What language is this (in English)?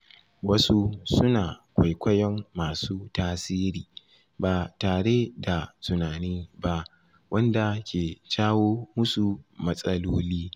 Hausa